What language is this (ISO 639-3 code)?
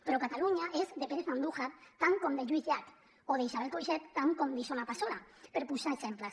cat